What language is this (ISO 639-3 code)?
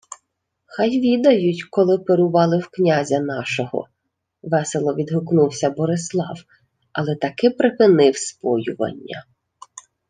ukr